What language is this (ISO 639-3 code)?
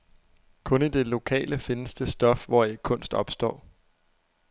dan